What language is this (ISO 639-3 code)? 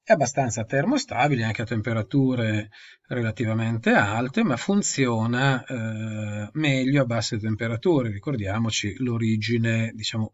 ita